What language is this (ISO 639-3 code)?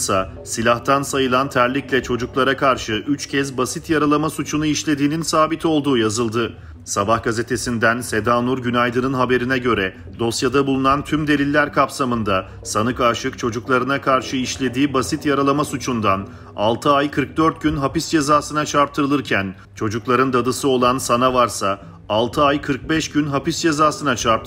tur